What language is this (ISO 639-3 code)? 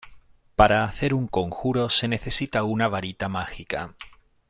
spa